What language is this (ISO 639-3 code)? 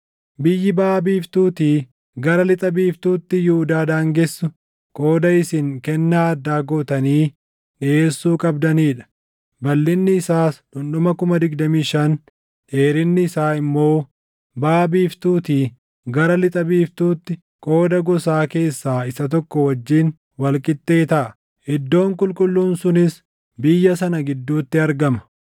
orm